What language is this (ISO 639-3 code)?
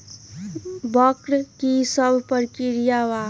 mag